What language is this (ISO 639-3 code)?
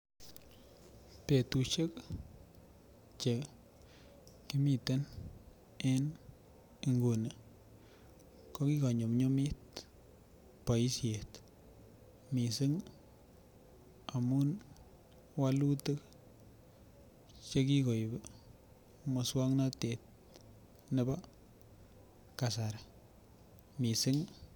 kln